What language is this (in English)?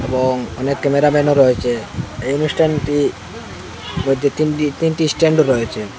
Bangla